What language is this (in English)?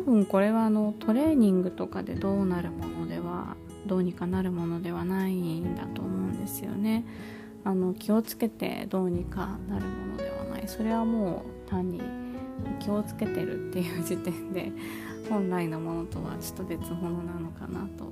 Japanese